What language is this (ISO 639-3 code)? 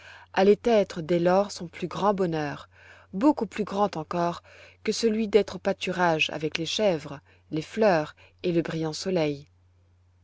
fra